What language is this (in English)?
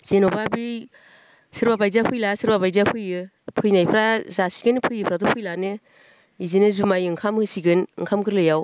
Bodo